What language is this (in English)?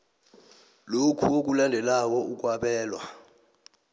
South Ndebele